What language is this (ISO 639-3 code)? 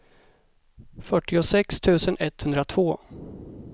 swe